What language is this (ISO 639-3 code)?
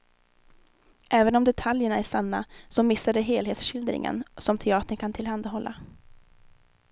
swe